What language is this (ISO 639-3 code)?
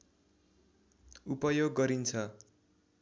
nep